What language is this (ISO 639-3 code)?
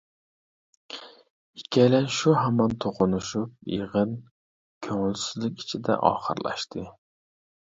uig